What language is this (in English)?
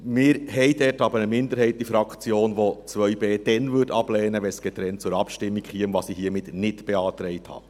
Swiss German